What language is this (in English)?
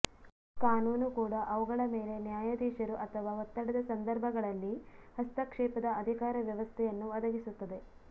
Kannada